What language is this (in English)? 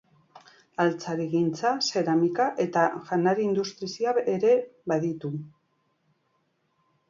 Basque